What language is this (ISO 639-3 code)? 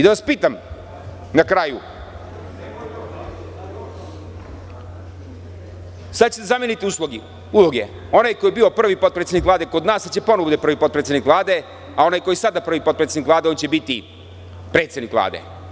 srp